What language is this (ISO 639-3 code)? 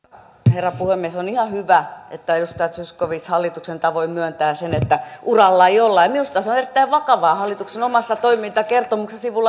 fin